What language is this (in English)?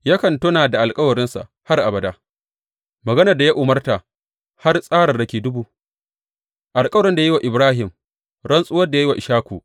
Hausa